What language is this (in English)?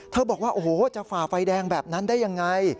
Thai